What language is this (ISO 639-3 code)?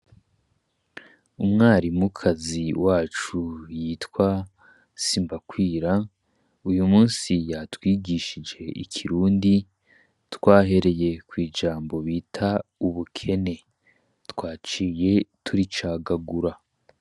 run